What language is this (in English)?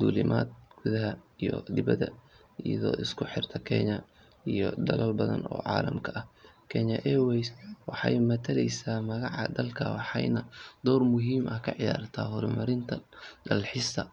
Somali